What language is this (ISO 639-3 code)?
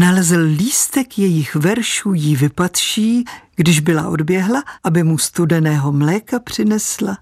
ces